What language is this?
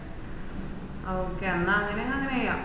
Malayalam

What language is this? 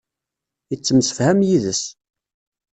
Kabyle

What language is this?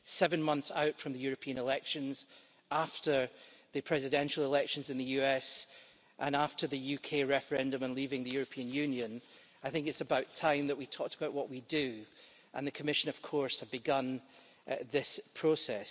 English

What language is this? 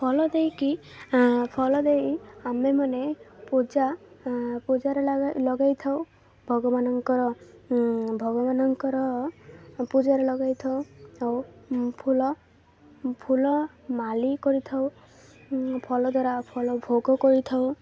Odia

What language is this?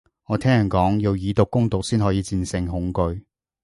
Cantonese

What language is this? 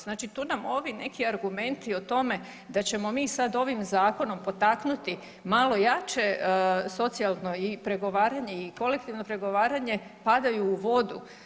Croatian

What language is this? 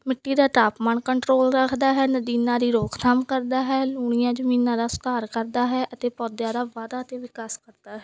Punjabi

